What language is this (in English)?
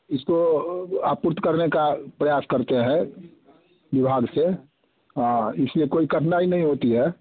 Hindi